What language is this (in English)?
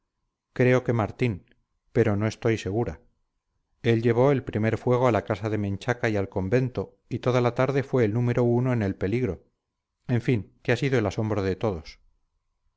Spanish